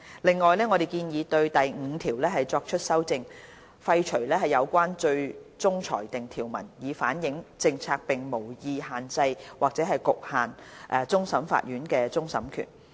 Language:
Cantonese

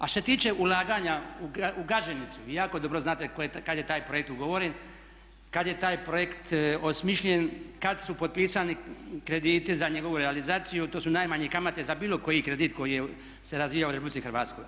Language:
Croatian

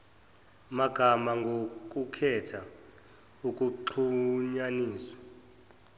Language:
Zulu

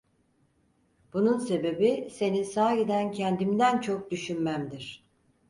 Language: Turkish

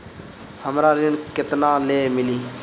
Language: Bhojpuri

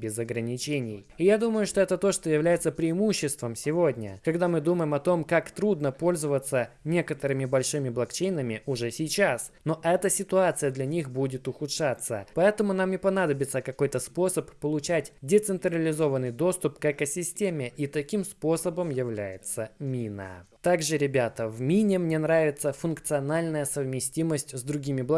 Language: Russian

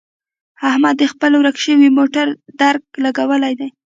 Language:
Pashto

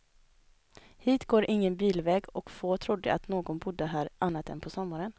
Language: Swedish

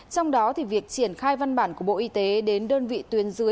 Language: Vietnamese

